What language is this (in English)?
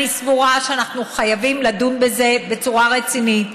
Hebrew